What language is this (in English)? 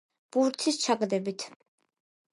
Georgian